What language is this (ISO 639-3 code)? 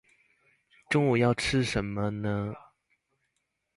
zho